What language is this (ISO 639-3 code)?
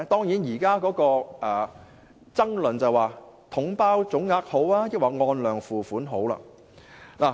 yue